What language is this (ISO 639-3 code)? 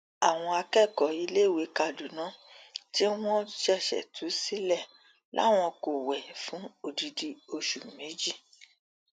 yor